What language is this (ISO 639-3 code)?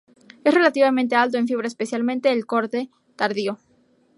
spa